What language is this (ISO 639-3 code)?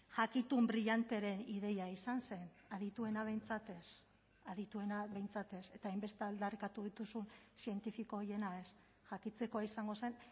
eus